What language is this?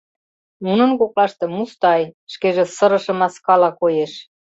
Mari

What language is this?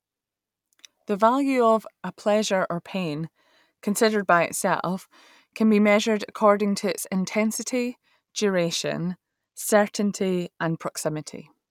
English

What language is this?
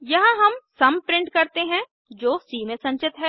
Hindi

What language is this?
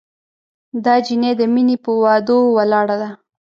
Pashto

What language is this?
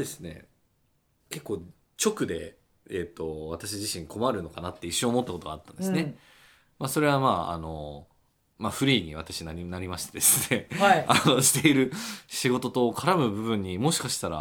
Japanese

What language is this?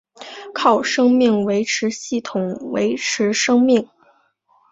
Chinese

